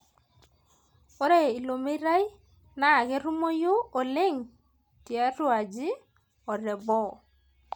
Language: Masai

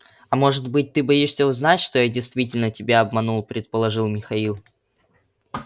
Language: Russian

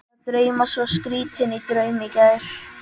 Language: Icelandic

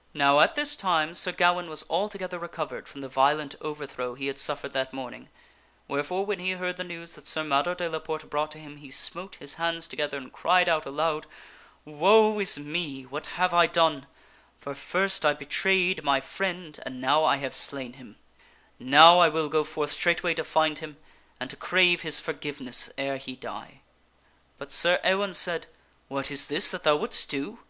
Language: English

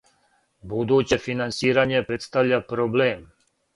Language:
Serbian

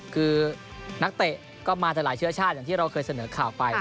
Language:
Thai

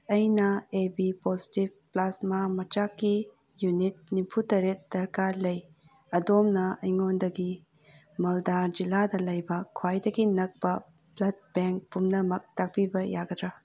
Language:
Manipuri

